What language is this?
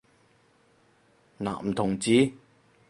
Cantonese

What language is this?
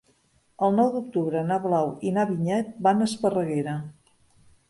Catalan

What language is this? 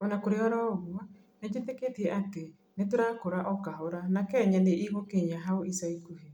Kikuyu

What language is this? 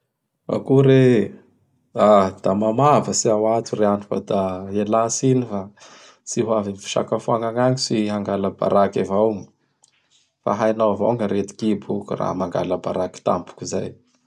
Bara Malagasy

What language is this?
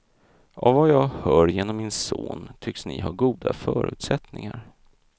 Swedish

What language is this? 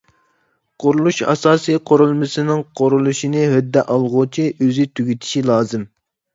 Uyghur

